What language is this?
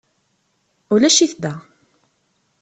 Kabyle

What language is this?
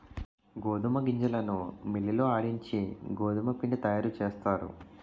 Telugu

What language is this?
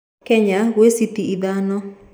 Kikuyu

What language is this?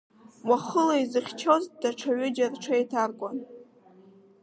Abkhazian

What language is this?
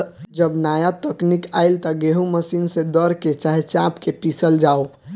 Bhojpuri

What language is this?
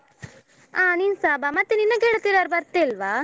Kannada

